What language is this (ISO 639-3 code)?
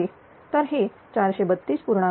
mar